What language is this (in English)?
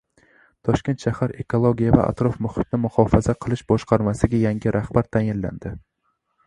Uzbek